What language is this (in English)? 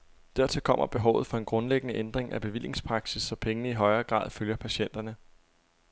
Danish